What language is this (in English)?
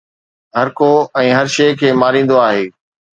Sindhi